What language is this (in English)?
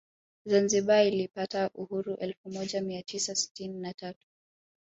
Swahili